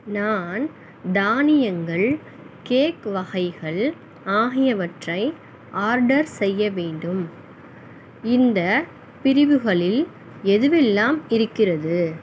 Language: Tamil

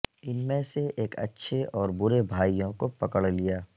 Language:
Urdu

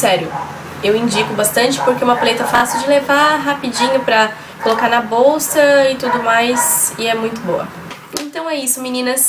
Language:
Portuguese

